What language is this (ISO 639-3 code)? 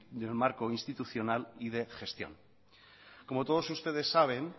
spa